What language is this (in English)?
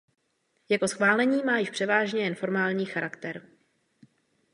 Czech